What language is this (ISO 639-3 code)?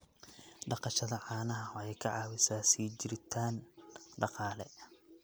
som